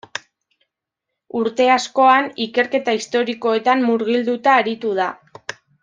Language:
Basque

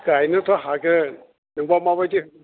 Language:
Bodo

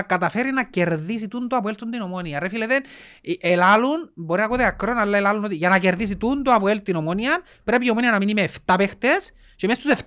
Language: Greek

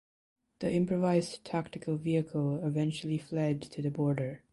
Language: English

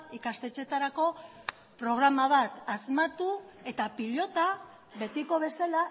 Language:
Basque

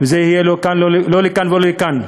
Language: Hebrew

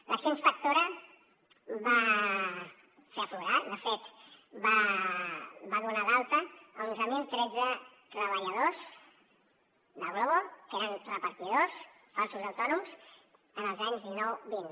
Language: Catalan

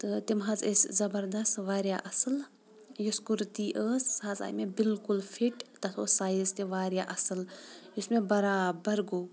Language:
Kashmiri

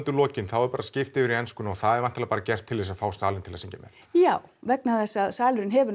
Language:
Icelandic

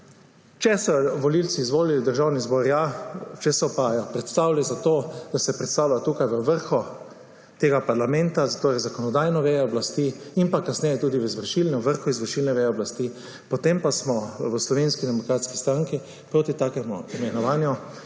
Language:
Slovenian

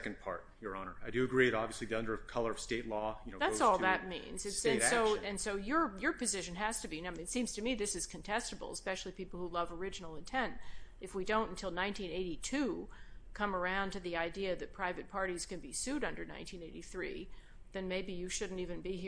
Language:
English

